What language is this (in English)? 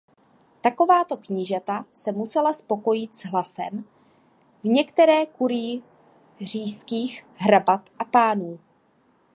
Czech